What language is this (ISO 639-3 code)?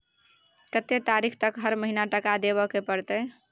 mai